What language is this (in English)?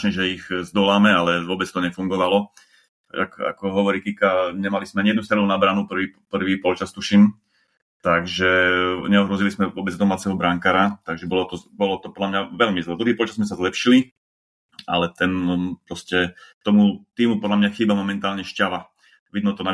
Slovak